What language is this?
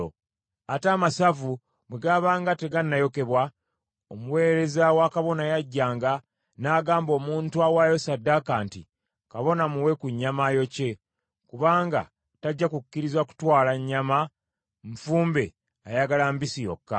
Ganda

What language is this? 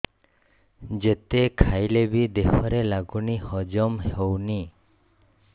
Odia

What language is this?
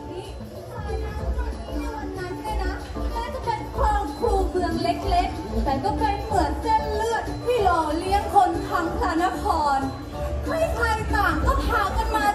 Thai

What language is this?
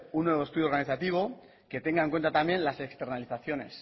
Spanish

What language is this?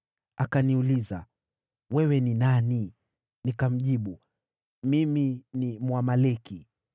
Swahili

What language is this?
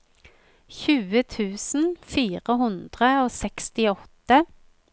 Norwegian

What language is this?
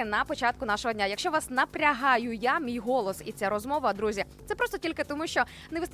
Ukrainian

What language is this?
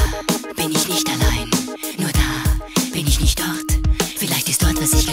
German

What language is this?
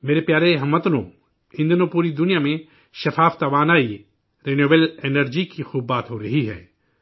Urdu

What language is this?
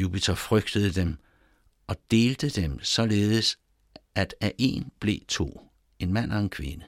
Danish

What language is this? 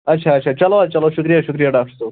Kashmiri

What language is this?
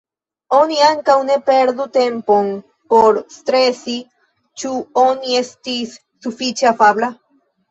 Esperanto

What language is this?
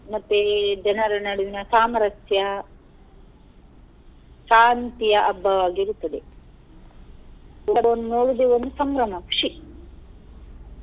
Kannada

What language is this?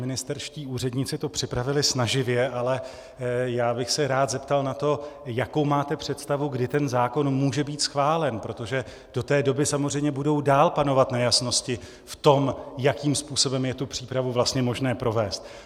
Czech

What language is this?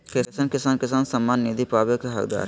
Magahi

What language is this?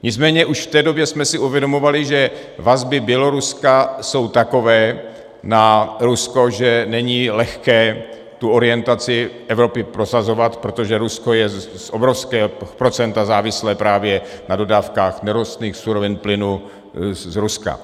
Czech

